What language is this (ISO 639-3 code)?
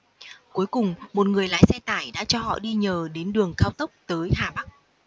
vie